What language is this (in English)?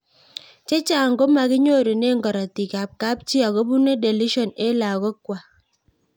Kalenjin